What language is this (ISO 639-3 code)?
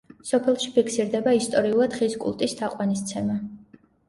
kat